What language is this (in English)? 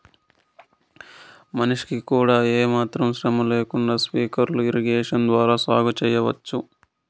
Telugu